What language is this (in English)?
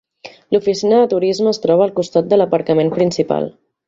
Catalan